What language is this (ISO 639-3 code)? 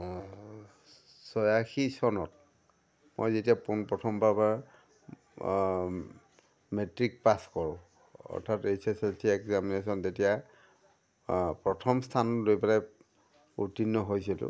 asm